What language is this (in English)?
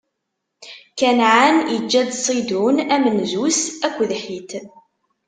Kabyle